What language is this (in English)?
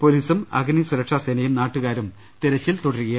Malayalam